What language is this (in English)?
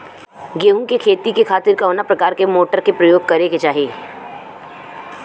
Bhojpuri